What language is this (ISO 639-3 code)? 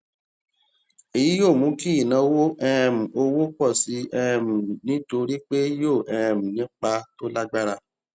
yor